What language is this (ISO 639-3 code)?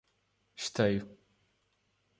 por